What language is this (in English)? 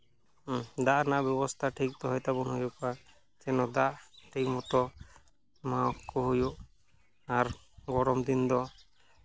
Santali